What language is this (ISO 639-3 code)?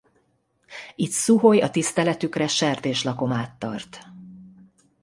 hun